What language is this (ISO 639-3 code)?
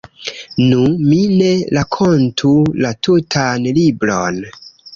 epo